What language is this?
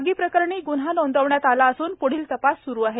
Marathi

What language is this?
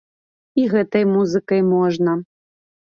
Belarusian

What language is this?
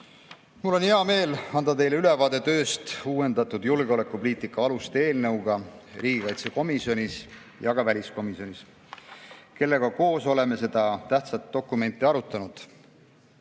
Estonian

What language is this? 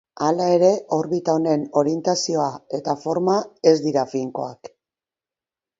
Basque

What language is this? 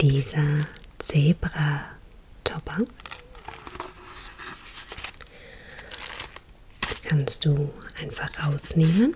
German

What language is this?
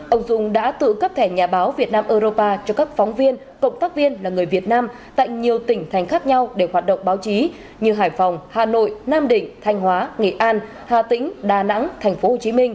Vietnamese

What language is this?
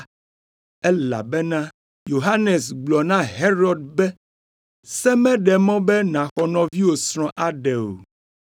Ewe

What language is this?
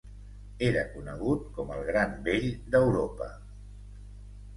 Catalan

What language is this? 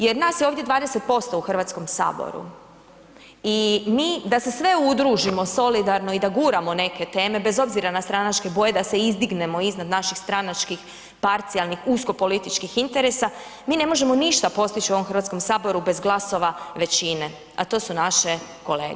Croatian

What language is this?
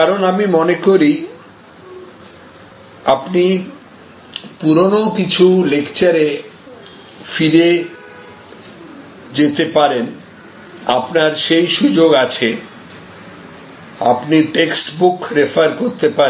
Bangla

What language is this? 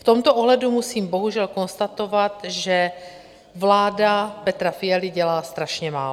Czech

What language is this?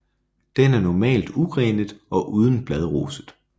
Danish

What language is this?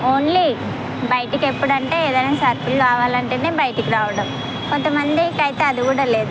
Telugu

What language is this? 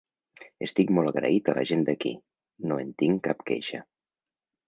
Catalan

